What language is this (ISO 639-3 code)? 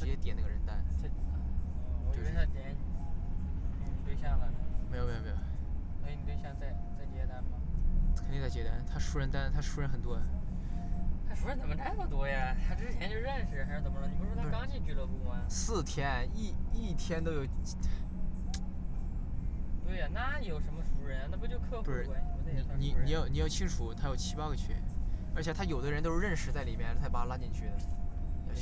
zho